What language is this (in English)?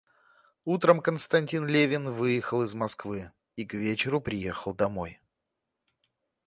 Russian